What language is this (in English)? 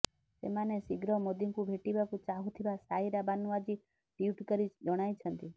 Odia